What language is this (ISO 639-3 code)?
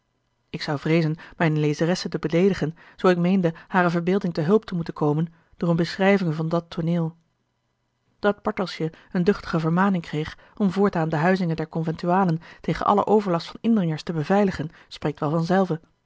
nld